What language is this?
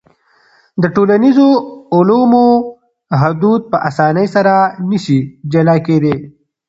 Pashto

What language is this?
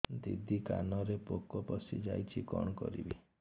Odia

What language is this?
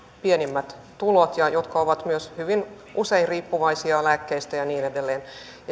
Finnish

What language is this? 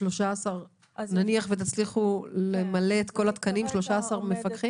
Hebrew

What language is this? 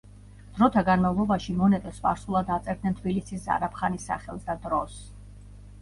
Georgian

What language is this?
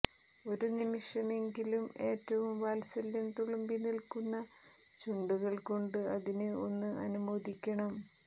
Malayalam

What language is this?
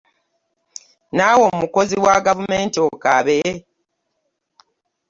Ganda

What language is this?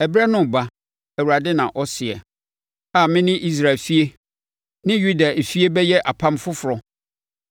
Akan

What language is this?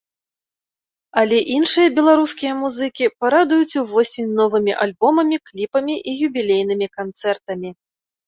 Belarusian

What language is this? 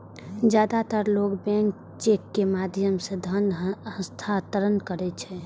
Maithili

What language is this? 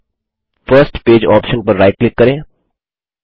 Hindi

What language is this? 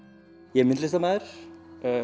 Icelandic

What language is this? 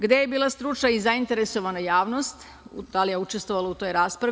Serbian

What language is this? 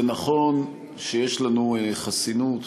Hebrew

